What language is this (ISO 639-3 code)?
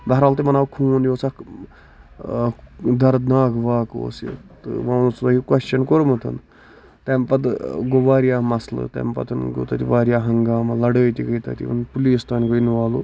kas